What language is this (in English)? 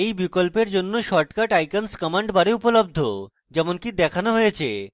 Bangla